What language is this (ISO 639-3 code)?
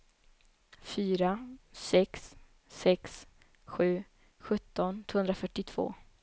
swe